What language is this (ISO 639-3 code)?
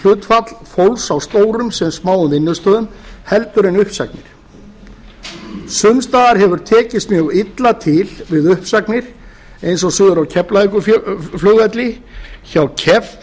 isl